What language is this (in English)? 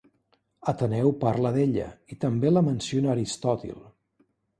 Catalan